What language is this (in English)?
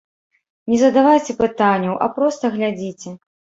Belarusian